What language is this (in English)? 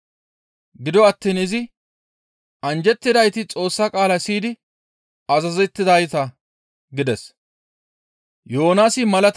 Gamo